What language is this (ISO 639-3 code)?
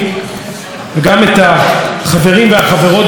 heb